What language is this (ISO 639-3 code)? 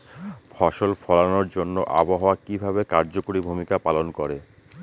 ben